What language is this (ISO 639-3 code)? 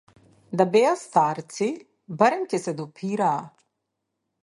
mkd